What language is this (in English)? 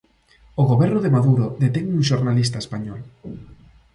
Galician